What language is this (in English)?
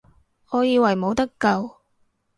Cantonese